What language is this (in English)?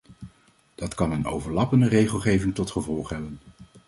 Dutch